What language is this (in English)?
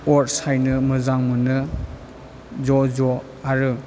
Bodo